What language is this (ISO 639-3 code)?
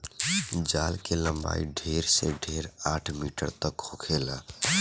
bho